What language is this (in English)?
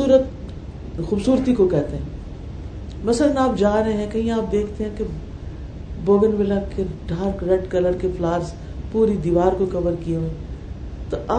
Urdu